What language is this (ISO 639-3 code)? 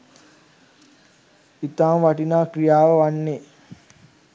sin